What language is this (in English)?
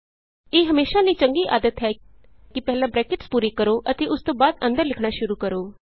Punjabi